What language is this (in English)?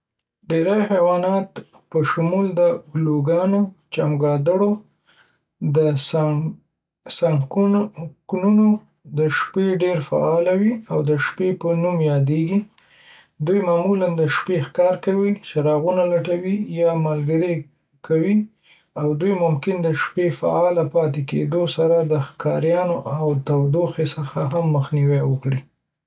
Pashto